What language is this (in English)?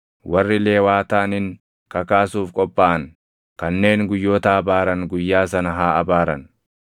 Oromo